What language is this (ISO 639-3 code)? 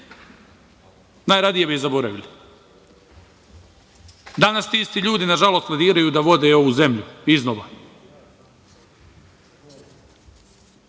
srp